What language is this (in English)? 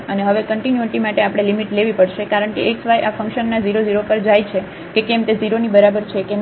Gujarati